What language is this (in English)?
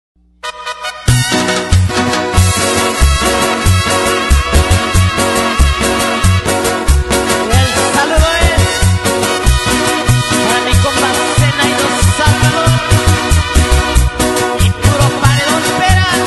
Spanish